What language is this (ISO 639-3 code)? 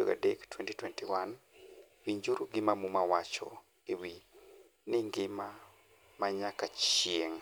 luo